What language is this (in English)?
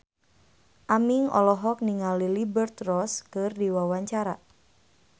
Sundanese